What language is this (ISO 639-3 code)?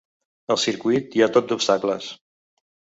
cat